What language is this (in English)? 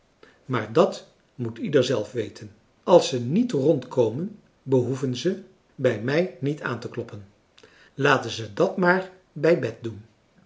Dutch